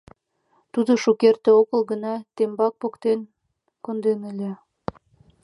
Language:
Mari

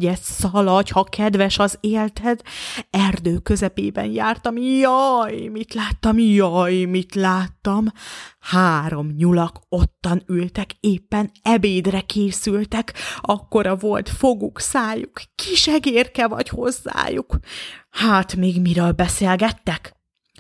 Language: Hungarian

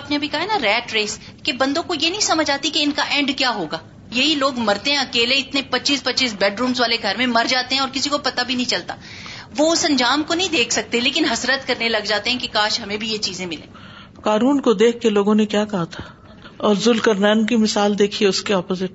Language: Urdu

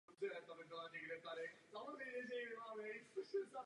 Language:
Czech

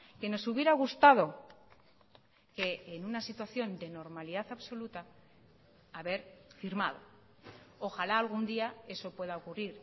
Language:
Spanish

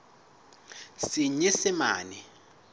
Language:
Southern Sotho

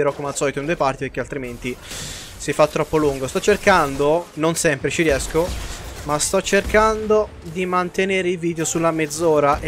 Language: Italian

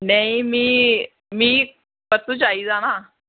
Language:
Dogri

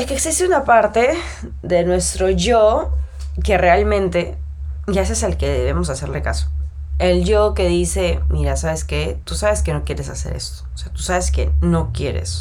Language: Spanish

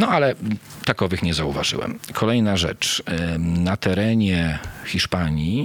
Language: Polish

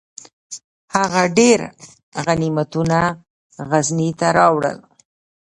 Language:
Pashto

